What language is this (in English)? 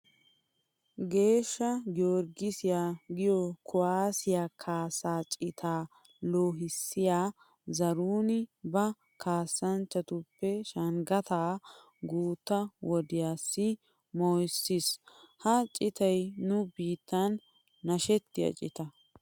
Wolaytta